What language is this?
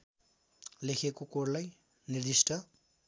Nepali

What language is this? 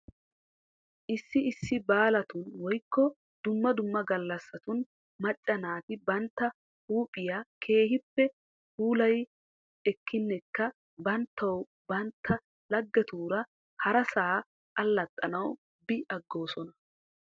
Wolaytta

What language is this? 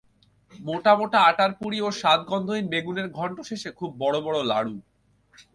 Bangla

